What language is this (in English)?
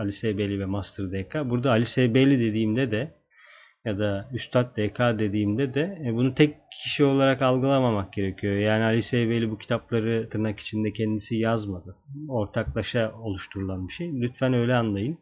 Turkish